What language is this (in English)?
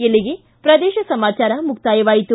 Kannada